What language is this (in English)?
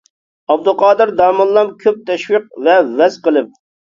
Uyghur